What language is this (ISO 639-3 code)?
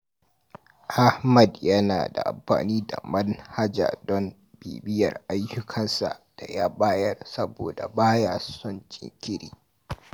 hau